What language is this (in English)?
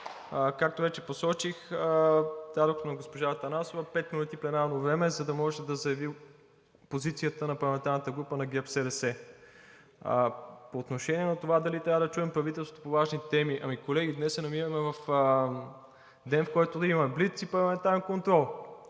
Bulgarian